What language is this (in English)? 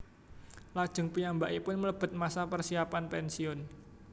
Javanese